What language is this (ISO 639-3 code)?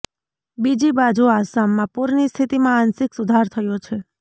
guj